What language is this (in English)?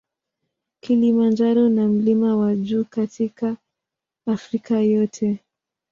Swahili